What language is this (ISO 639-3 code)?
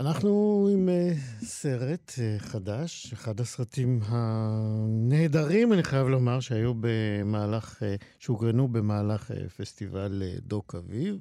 heb